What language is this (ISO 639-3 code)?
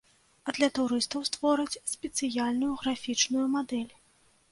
bel